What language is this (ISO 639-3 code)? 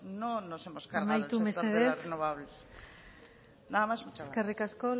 spa